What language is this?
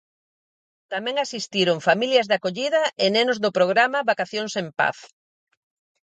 Galician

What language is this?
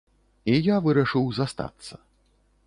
Belarusian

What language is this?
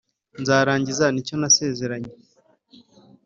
Kinyarwanda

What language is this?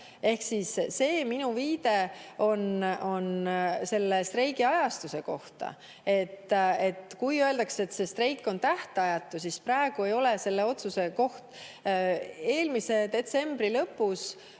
Estonian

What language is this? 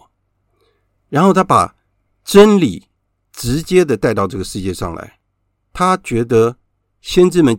Chinese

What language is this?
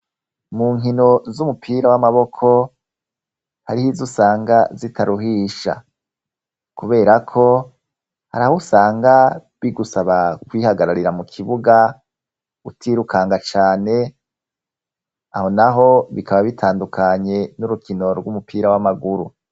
Rundi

